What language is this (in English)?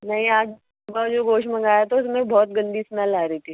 Urdu